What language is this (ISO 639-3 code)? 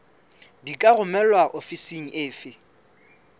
sot